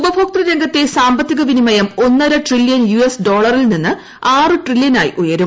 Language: Malayalam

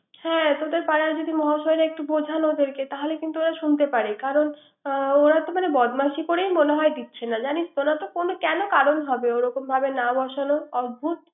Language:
Bangla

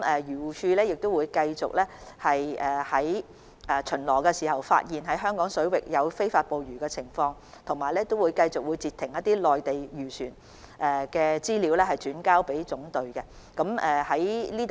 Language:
Cantonese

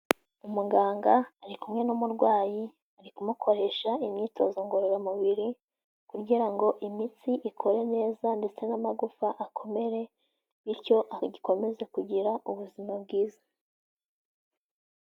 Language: Kinyarwanda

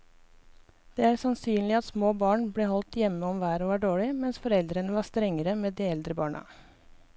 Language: Norwegian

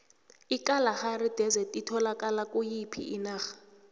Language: South Ndebele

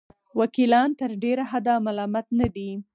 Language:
Pashto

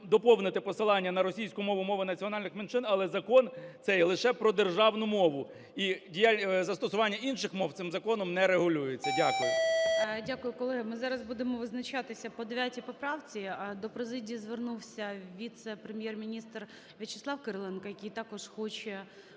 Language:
Ukrainian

